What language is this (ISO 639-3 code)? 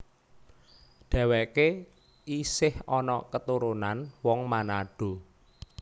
jav